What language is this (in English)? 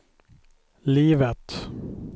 Swedish